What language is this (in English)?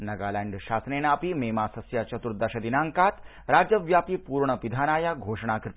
Sanskrit